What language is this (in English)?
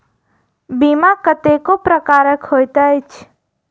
Maithili